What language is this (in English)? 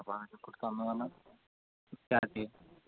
Malayalam